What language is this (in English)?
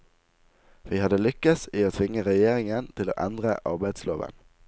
Norwegian